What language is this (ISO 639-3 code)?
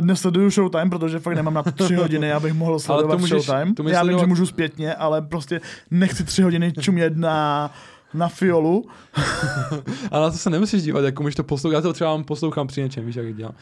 ces